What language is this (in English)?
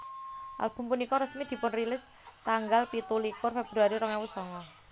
Javanese